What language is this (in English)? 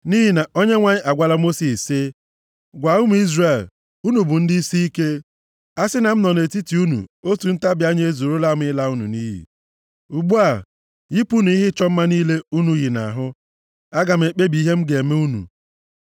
Igbo